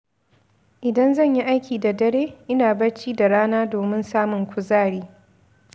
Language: Hausa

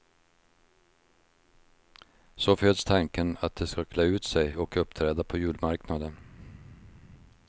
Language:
Swedish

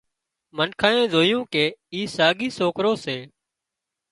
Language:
Wadiyara Koli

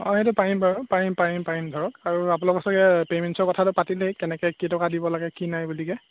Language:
Assamese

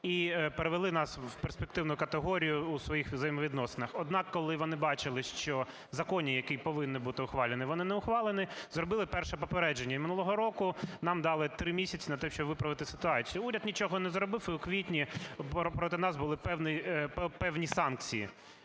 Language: Ukrainian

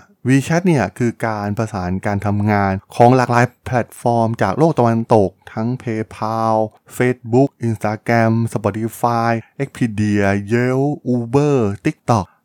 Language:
Thai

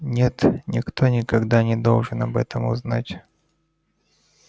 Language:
Russian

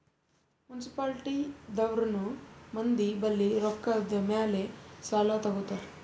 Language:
Kannada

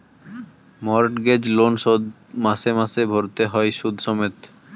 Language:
Bangla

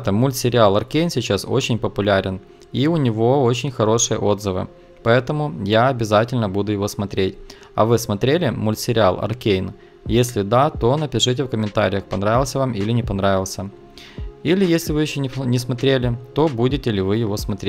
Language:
Russian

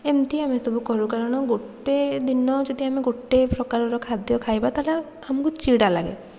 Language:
Odia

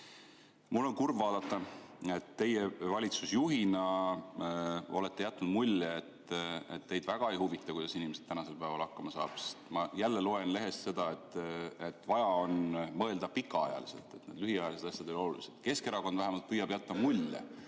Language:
Estonian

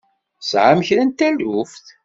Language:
Kabyle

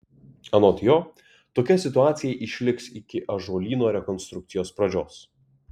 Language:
Lithuanian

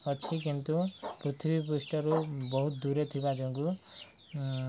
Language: Odia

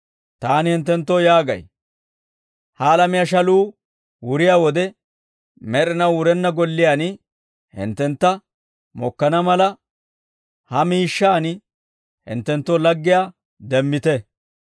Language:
Dawro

